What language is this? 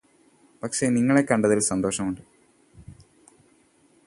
Malayalam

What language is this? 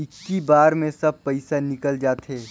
Chhattisgarhi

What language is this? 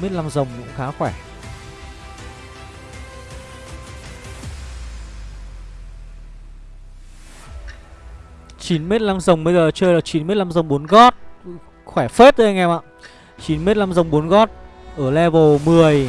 Vietnamese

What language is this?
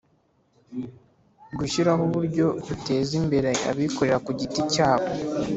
Kinyarwanda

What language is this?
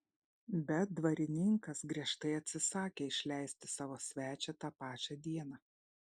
Lithuanian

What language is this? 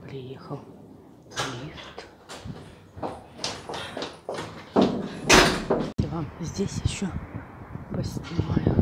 Russian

